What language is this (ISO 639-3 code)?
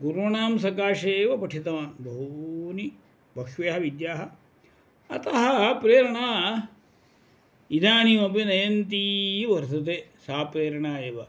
san